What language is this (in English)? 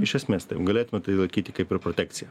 Lithuanian